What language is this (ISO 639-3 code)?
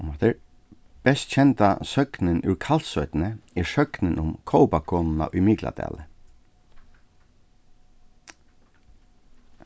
fao